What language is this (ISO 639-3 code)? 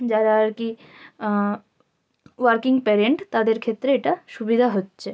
ben